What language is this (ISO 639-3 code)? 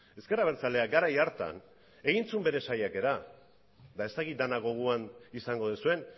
eus